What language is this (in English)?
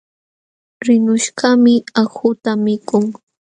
Jauja Wanca Quechua